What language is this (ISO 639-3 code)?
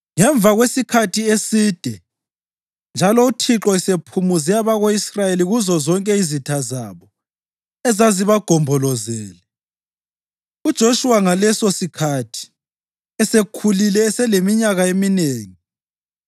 nde